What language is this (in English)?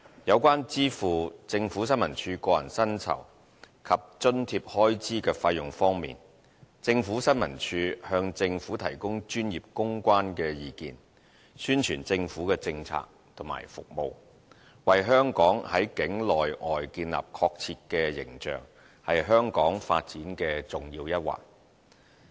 Cantonese